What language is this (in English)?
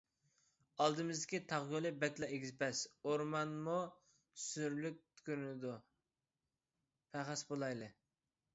Uyghur